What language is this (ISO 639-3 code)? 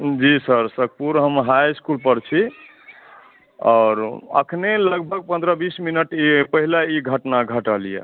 mai